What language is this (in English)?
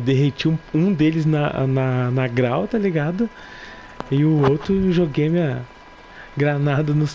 Portuguese